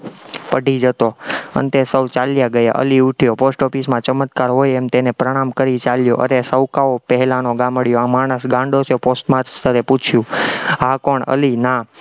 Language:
Gujarati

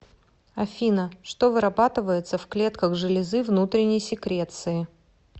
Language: Russian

